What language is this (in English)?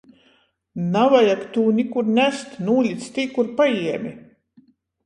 Latgalian